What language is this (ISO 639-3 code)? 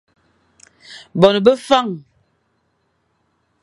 fan